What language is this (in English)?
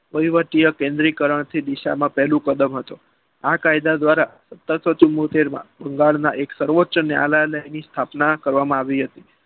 Gujarati